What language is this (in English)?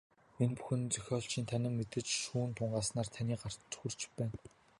Mongolian